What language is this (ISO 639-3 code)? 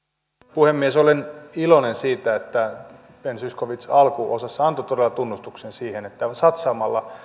fin